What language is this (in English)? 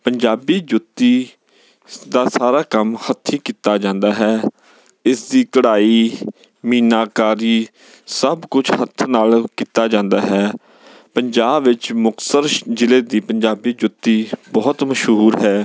Punjabi